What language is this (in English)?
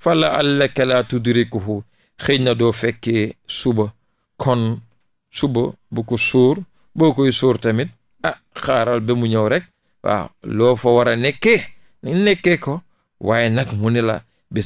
Indonesian